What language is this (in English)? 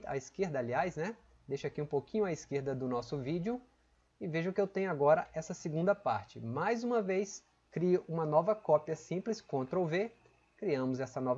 Portuguese